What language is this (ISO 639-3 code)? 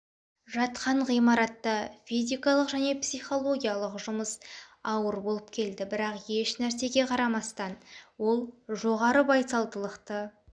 kaz